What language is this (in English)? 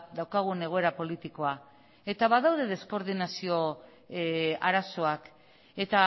Basque